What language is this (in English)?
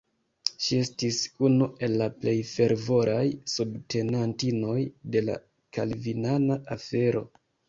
Esperanto